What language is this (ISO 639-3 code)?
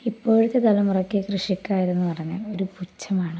mal